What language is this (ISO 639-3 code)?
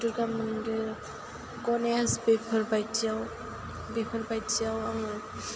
brx